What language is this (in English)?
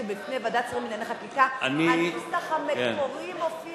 Hebrew